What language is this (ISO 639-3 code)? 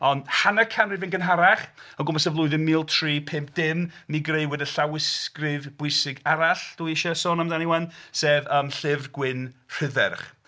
cym